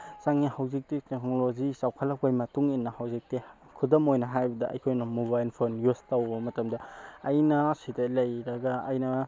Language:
Manipuri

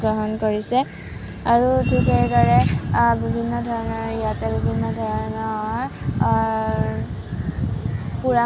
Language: Assamese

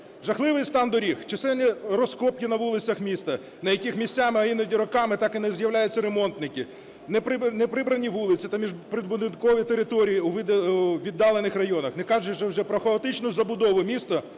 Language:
Ukrainian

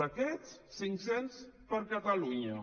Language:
Catalan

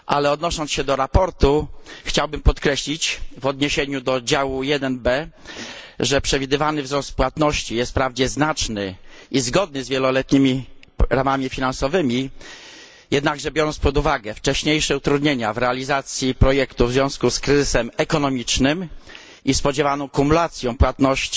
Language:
Polish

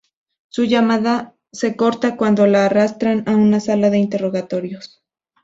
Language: Spanish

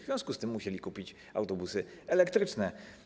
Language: Polish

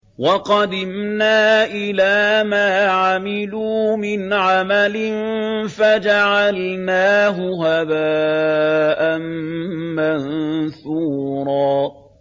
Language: Arabic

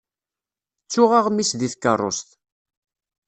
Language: Kabyle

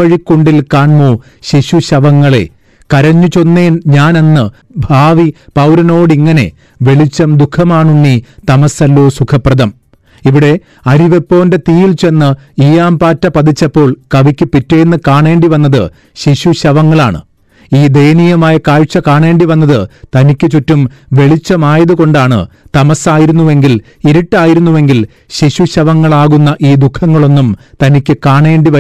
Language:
Malayalam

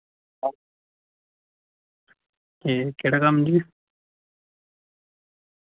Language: Dogri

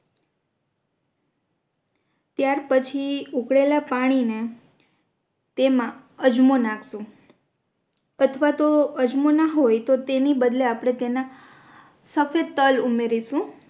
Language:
Gujarati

